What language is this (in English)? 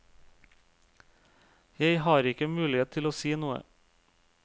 Norwegian